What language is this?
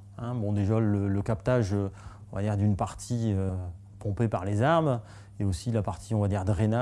French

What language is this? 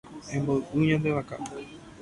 Guarani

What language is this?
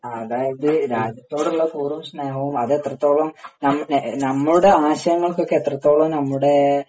Malayalam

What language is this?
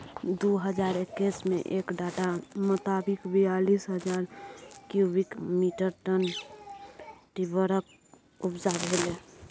Maithili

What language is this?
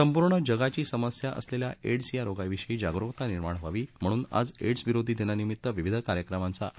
Marathi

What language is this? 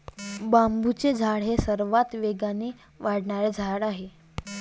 Marathi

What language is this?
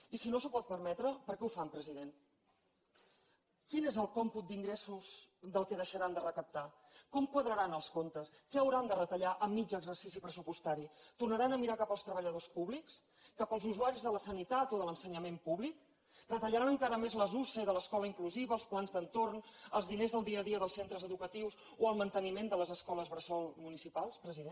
Catalan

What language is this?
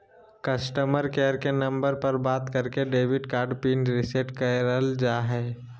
Magahi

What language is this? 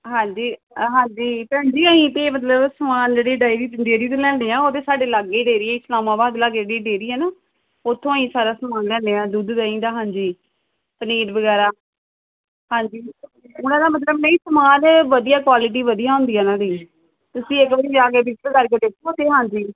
Punjabi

